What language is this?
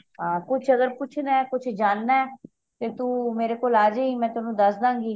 Punjabi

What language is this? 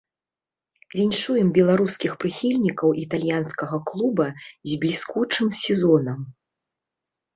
Belarusian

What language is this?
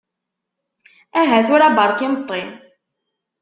Kabyle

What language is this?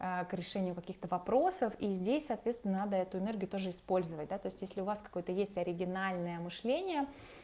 Russian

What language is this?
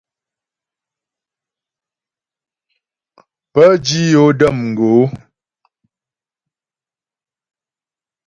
Ghomala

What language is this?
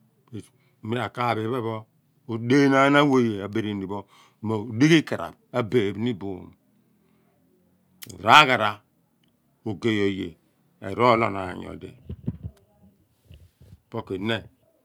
Abua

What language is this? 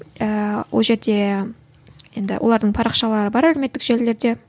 Kazakh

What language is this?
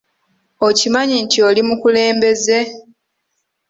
Ganda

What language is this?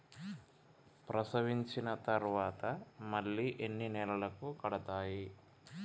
Telugu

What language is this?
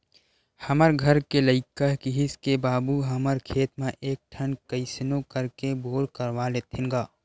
Chhattisgarhi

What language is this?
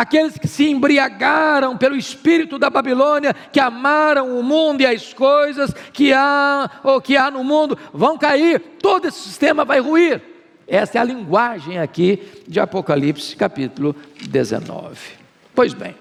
Portuguese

